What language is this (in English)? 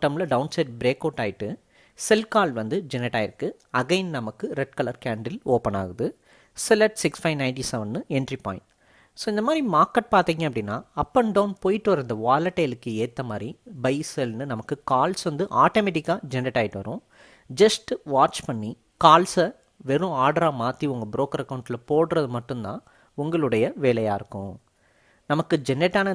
English